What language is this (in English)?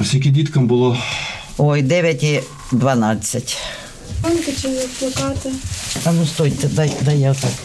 Ukrainian